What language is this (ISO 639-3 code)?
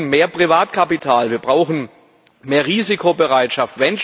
deu